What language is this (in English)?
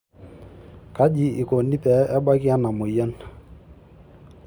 Masai